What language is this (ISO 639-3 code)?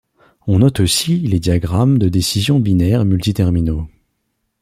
fra